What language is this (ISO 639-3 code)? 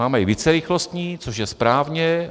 ces